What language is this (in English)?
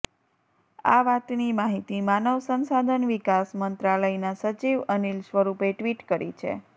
Gujarati